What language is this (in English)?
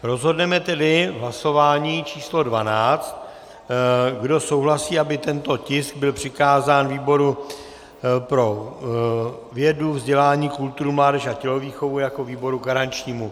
Czech